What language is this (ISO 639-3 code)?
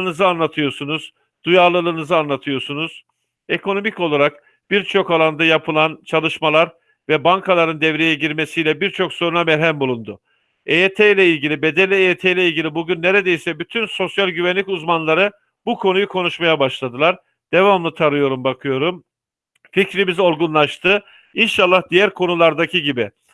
tur